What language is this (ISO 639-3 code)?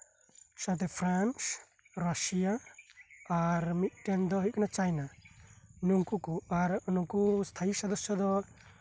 sat